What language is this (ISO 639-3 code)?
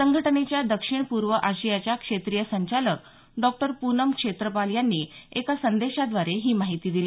mar